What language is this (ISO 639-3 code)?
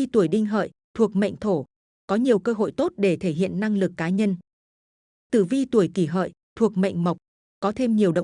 vie